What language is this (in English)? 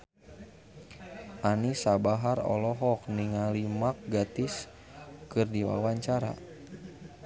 Sundanese